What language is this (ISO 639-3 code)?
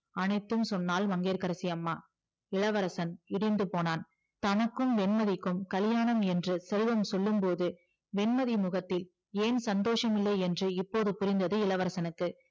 tam